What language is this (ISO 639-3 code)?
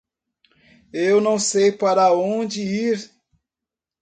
por